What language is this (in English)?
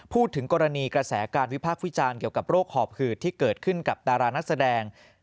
Thai